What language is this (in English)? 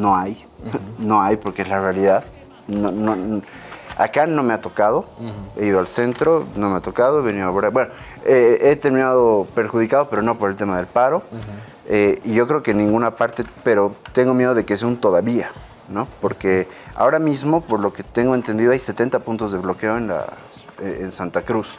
Spanish